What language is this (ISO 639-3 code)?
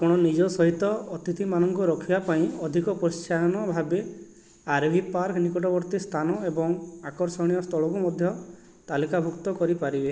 ori